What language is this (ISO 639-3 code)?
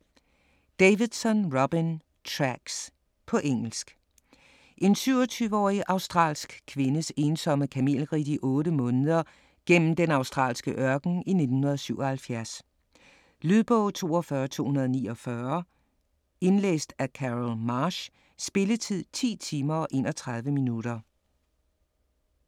dan